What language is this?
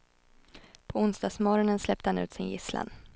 Swedish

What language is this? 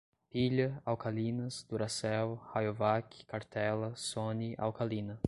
Portuguese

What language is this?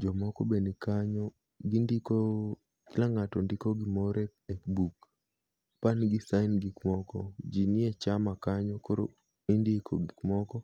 Luo (Kenya and Tanzania)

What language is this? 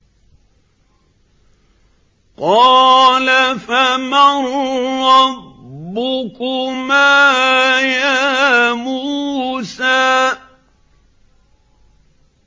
Arabic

